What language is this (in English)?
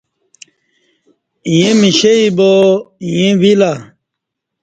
Kati